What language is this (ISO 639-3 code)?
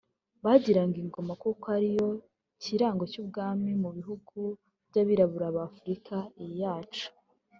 kin